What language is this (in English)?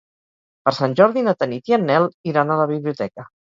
Catalan